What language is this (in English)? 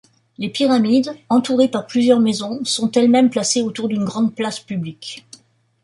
French